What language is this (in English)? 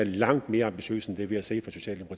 Danish